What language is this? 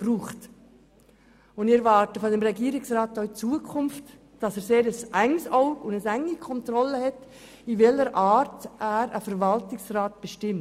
Swiss German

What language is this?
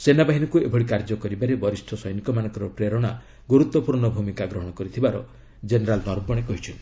Odia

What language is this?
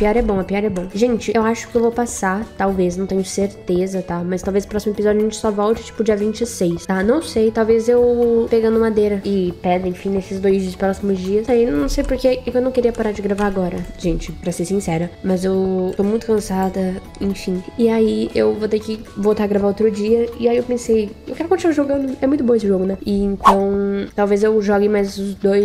Portuguese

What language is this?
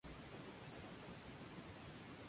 Spanish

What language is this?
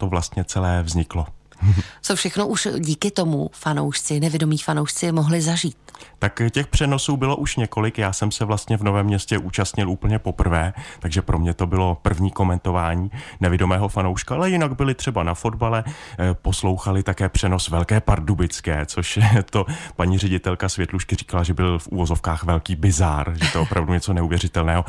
Czech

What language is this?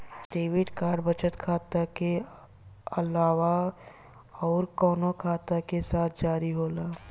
Bhojpuri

